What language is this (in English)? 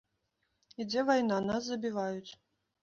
Belarusian